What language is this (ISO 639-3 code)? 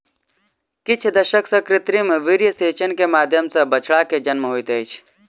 mai